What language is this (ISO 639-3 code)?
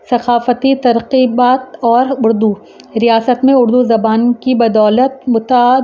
urd